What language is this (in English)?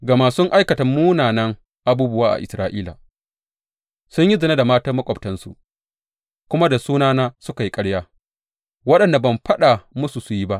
Hausa